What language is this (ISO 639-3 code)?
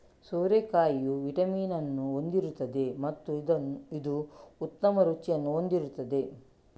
kan